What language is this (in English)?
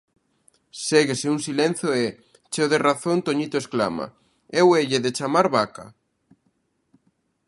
Galician